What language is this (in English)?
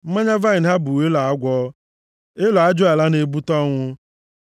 Igbo